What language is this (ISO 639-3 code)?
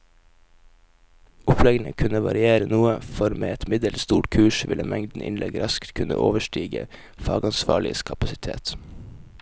nor